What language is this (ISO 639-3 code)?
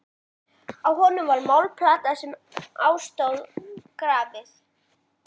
isl